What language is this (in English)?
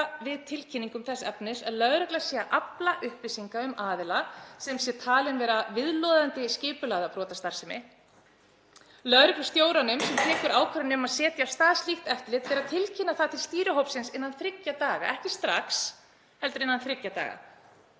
Icelandic